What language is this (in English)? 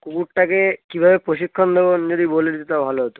Bangla